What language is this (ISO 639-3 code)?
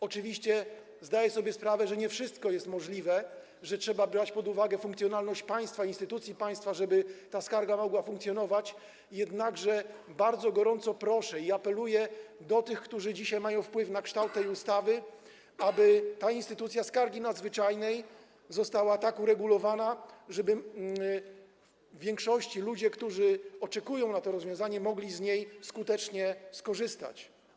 pol